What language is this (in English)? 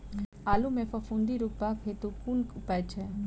Maithili